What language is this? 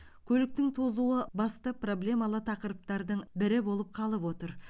Kazakh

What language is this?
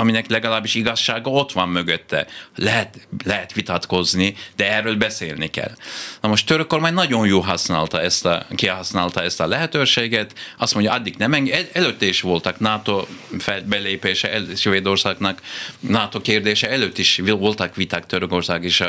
Hungarian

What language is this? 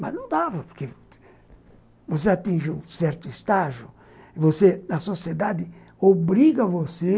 Portuguese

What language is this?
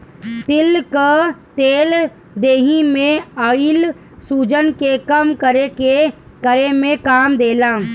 Bhojpuri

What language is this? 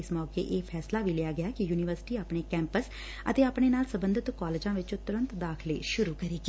Punjabi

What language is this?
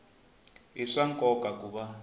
Tsonga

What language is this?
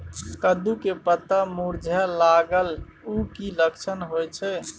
Maithili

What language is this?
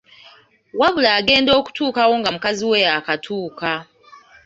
Ganda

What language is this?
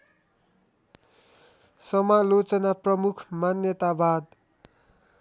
Nepali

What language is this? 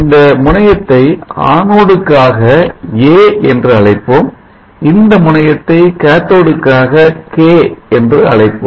Tamil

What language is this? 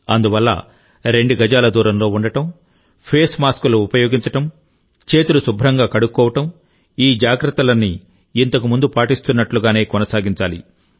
Telugu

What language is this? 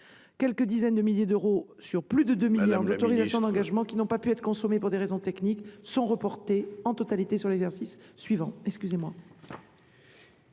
French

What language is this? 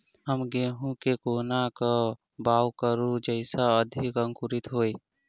Maithili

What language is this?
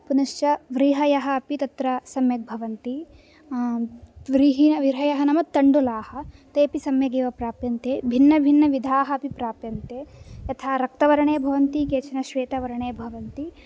Sanskrit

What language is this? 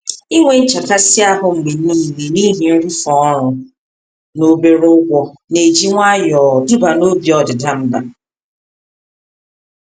Igbo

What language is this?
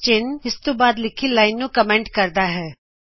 Punjabi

